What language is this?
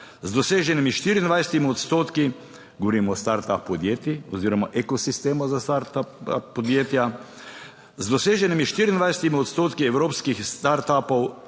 Slovenian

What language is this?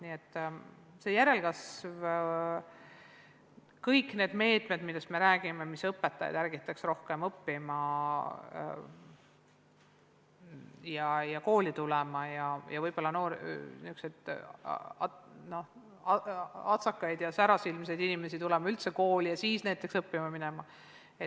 Estonian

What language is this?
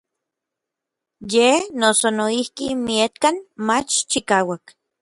Orizaba Nahuatl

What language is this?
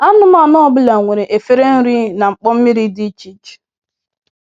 Igbo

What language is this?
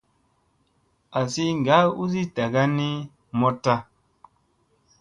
Musey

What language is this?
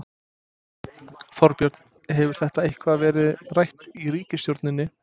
Icelandic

